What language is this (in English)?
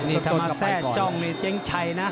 Thai